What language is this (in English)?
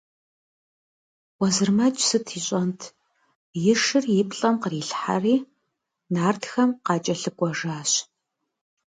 Kabardian